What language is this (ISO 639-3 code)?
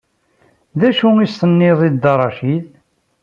kab